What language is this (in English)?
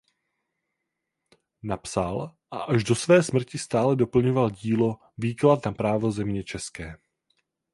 Czech